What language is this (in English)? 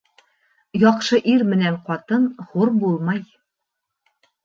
Bashkir